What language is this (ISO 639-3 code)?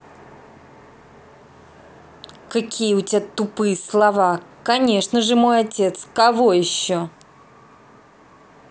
rus